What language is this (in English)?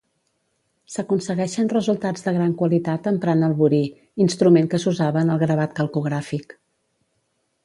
Catalan